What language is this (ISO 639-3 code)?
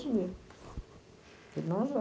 por